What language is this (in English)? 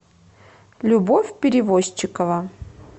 Russian